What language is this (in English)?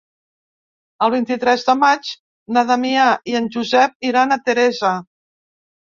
Catalan